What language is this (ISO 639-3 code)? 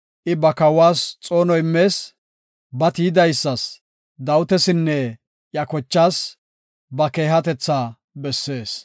gof